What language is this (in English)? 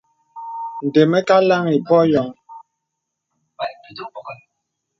Bebele